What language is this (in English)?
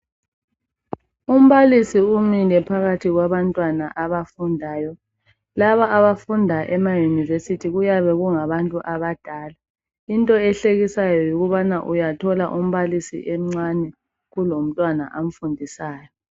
North Ndebele